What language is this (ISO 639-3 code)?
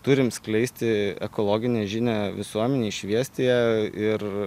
lit